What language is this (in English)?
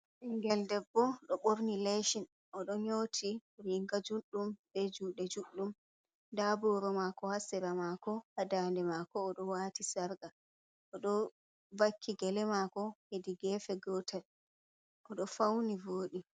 Fula